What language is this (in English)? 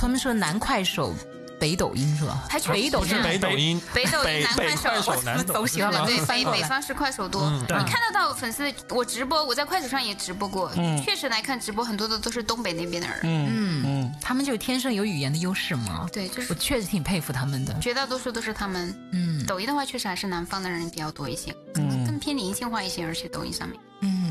Chinese